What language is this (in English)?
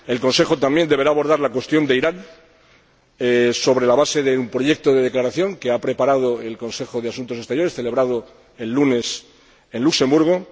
Spanish